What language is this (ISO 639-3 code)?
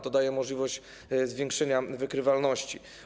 pol